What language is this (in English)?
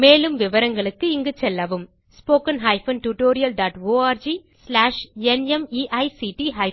Tamil